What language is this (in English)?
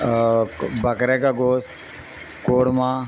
Urdu